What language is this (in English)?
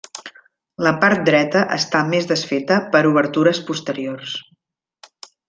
Catalan